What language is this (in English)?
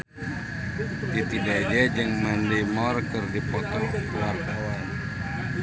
Sundanese